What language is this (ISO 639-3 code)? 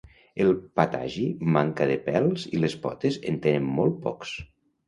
cat